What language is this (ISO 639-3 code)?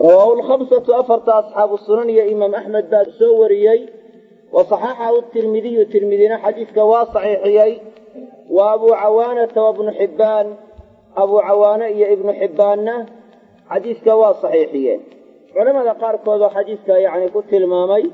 ara